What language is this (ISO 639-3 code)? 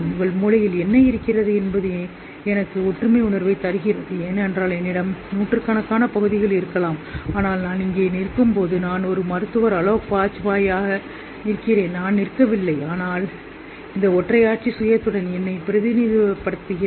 tam